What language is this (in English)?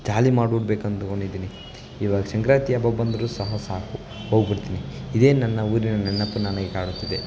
Kannada